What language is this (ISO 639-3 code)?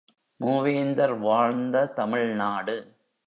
tam